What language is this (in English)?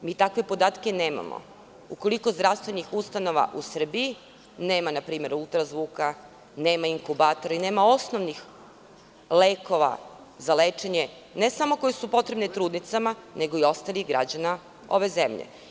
Serbian